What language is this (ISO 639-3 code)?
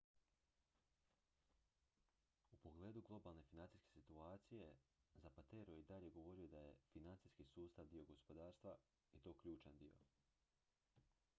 hrv